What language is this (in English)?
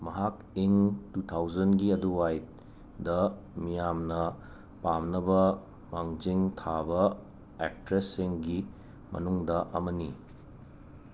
Manipuri